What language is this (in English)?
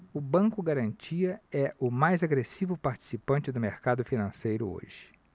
Portuguese